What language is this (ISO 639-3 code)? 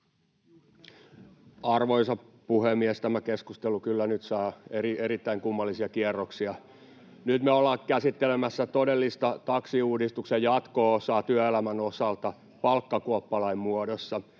fin